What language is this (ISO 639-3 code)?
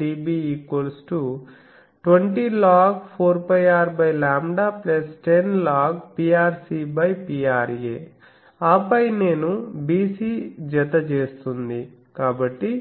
tel